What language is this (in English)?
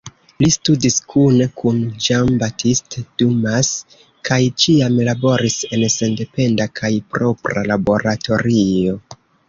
Esperanto